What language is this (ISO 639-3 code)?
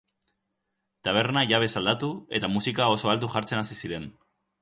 eus